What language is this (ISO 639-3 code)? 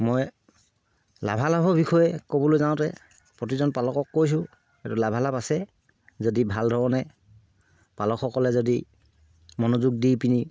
asm